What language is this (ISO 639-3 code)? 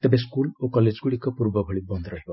ori